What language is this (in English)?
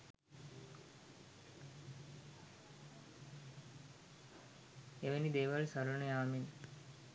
Sinhala